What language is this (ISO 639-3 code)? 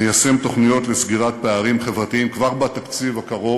heb